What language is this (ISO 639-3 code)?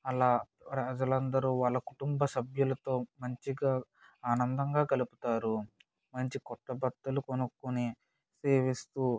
tel